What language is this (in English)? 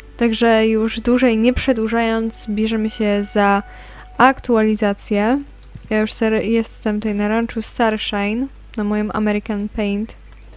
Polish